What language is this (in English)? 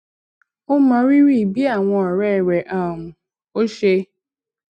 Yoruba